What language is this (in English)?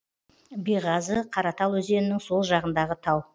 Kazakh